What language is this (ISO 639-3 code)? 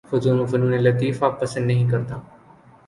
urd